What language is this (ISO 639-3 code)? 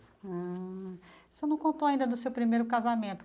por